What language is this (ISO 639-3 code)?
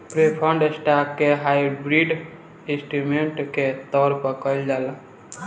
bho